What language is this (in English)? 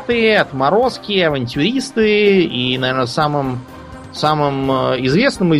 Russian